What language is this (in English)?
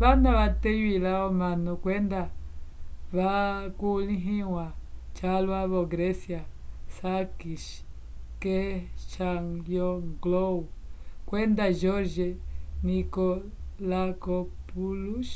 Umbundu